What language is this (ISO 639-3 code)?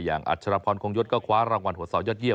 tha